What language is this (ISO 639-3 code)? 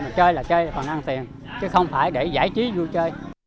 vie